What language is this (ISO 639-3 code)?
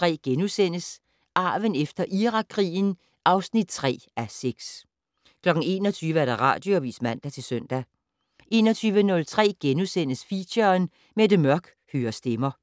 dan